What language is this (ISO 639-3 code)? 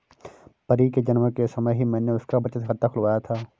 hin